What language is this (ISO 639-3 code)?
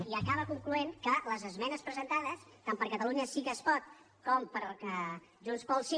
cat